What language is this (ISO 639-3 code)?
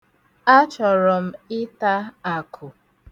ibo